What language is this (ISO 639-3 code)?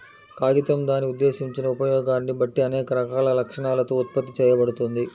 tel